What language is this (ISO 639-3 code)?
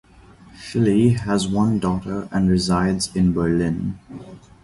eng